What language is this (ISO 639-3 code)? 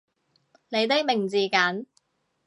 yue